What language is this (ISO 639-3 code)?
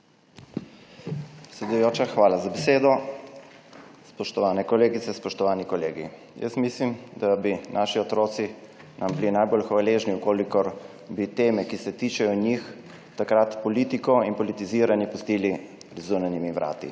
slv